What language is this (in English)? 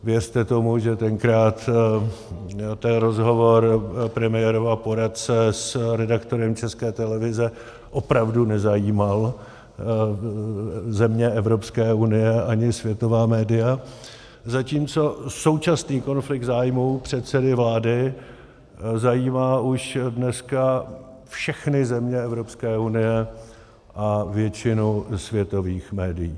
Czech